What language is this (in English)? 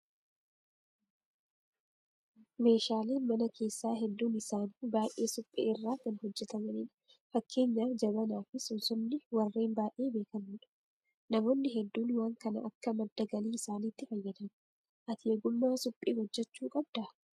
Oromo